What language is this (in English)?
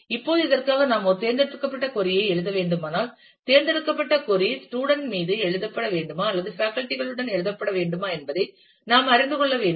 Tamil